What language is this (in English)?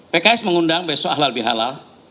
Indonesian